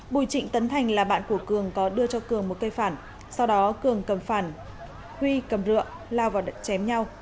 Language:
Vietnamese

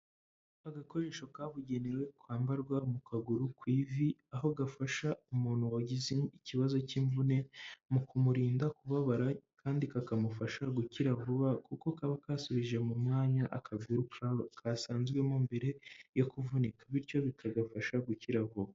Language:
Kinyarwanda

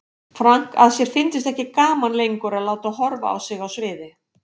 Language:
Icelandic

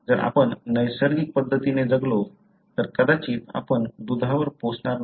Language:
Marathi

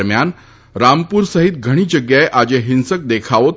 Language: Gujarati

